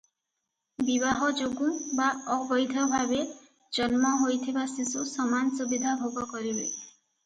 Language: Odia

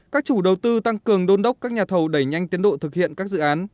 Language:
Vietnamese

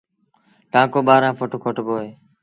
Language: Sindhi Bhil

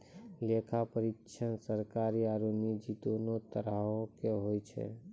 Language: Maithili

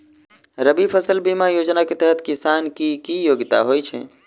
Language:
Maithili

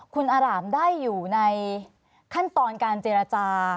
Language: Thai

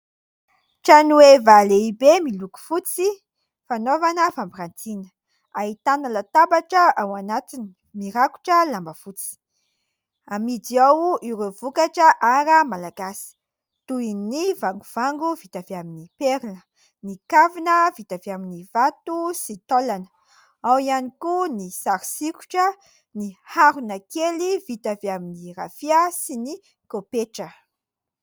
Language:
Malagasy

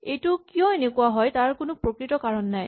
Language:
Assamese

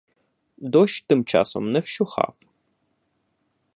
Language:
Ukrainian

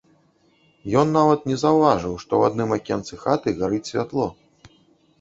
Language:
Belarusian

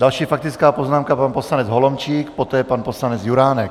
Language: Czech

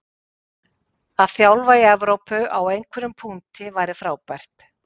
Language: Icelandic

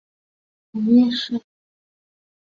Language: Chinese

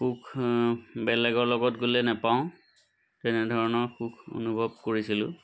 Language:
Assamese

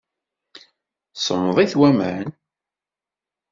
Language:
Kabyle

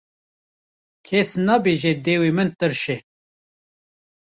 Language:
Kurdish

